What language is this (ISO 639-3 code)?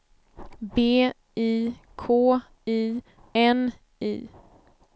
swe